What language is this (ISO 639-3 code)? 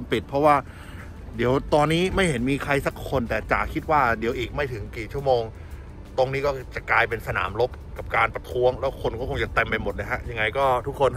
tha